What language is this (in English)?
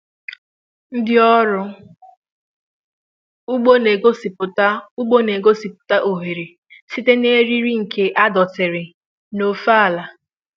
Igbo